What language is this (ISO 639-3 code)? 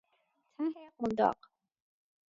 fas